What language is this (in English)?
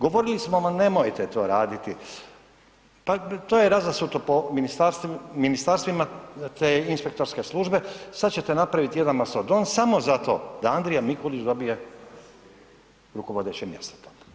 Croatian